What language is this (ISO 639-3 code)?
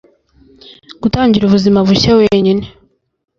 kin